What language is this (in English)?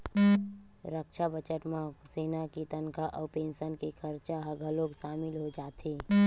Chhattisgarhi